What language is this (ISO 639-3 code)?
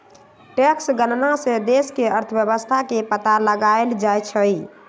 mag